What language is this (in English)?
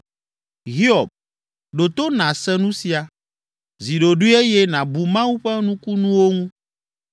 Ewe